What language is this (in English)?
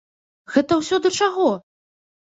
Belarusian